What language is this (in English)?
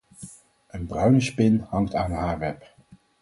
Dutch